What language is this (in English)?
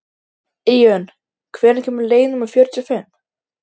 Icelandic